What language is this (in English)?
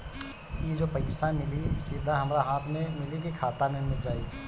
Bhojpuri